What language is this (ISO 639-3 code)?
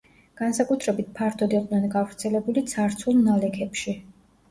kat